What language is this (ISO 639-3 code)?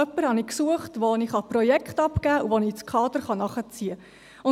gsw